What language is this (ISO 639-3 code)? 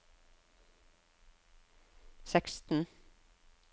nor